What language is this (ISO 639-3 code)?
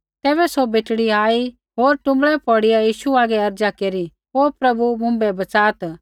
kfx